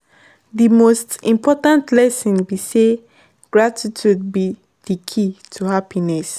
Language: Nigerian Pidgin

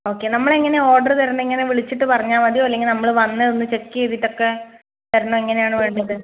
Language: Malayalam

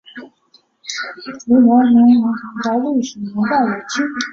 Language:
Chinese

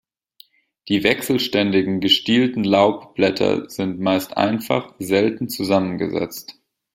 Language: German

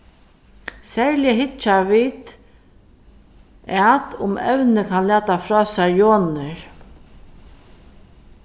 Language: Faroese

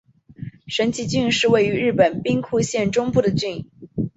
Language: Chinese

